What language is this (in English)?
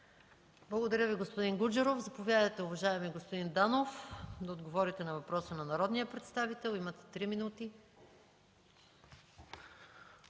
Bulgarian